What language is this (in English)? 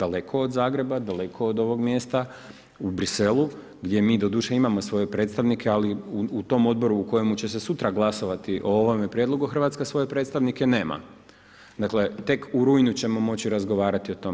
Croatian